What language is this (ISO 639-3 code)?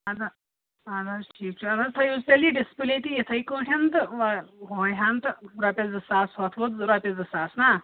kas